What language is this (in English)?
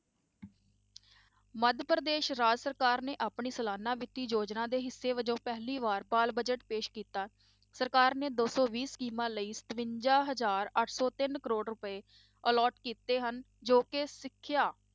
Punjabi